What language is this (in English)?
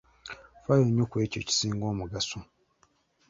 Ganda